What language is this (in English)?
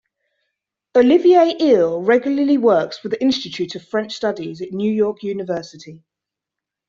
English